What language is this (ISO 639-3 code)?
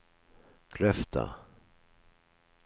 nor